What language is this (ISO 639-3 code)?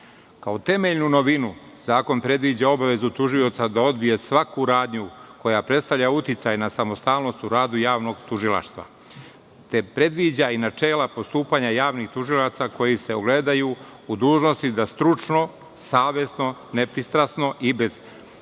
srp